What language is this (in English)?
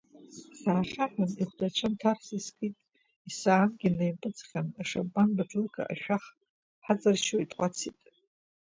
Abkhazian